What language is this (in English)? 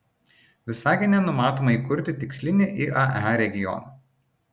Lithuanian